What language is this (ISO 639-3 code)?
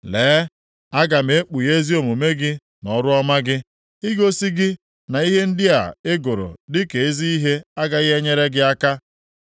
ibo